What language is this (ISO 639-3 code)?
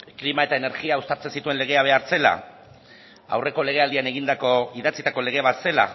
eus